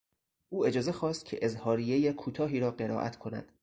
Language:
Persian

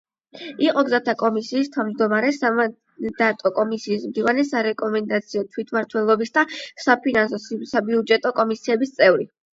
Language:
Georgian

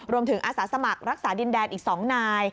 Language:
Thai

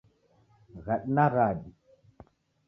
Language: Taita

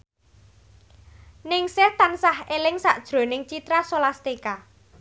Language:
Javanese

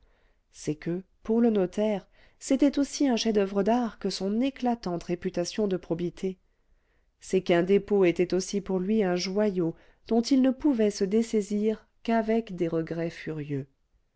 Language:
French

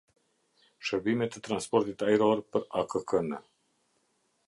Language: Albanian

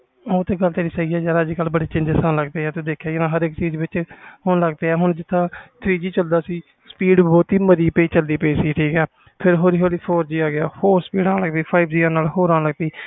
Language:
Punjabi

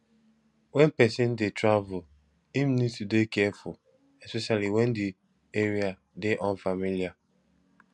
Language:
Nigerian Pidgin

